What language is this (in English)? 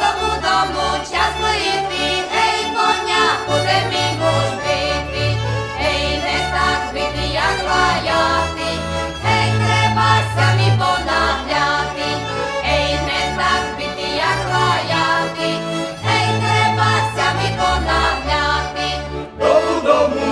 Slovak